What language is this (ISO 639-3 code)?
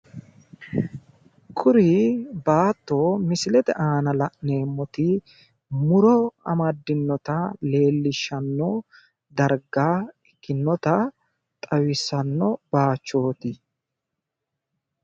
sid